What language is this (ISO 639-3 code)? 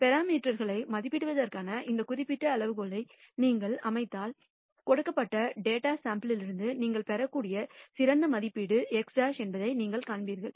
tam